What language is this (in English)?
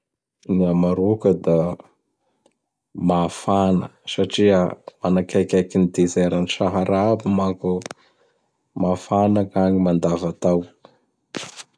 Bara Malagasy